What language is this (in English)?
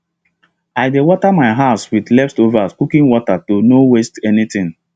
Nigerian Pidgin